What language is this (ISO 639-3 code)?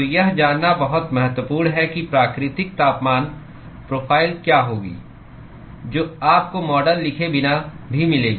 hin